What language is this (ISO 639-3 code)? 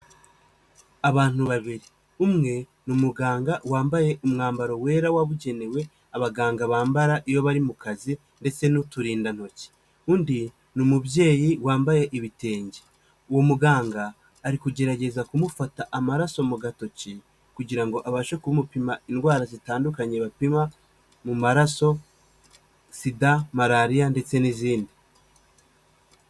kin